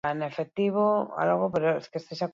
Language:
Basque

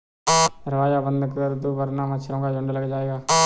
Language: Hindi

